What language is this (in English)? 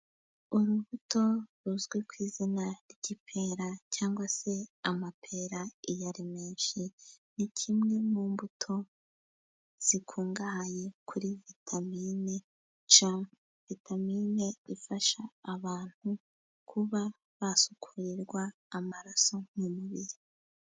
Kinyarwanda